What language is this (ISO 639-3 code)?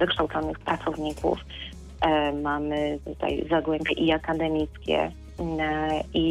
pol